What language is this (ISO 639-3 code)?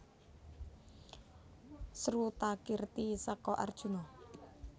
jav